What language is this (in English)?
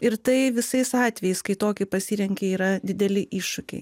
Lithuanian